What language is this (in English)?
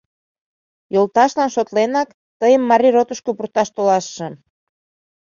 Mari